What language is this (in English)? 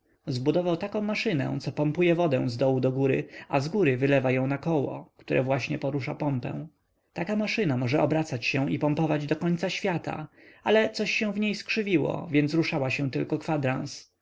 Polish